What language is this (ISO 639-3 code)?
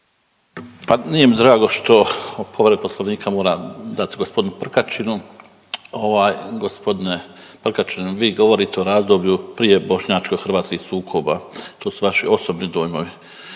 hrv